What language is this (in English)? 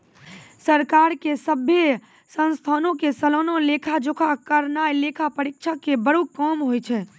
Maithili